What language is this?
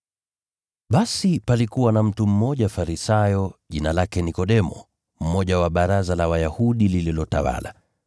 Swahili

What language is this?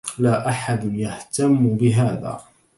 Arabic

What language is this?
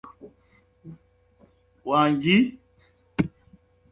Ganda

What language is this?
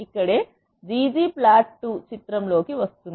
Telugu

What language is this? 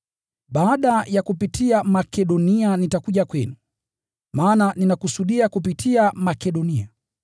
Swahili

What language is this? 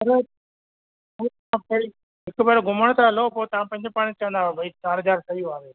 Sindhi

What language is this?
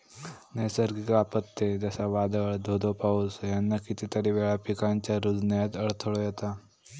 Marathi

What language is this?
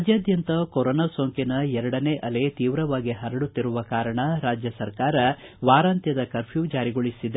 Kannada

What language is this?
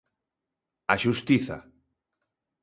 Galician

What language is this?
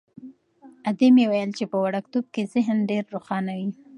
Pashto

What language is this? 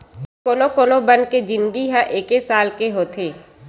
Chhattisgarhi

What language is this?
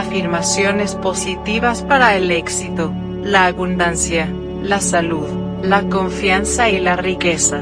Spanish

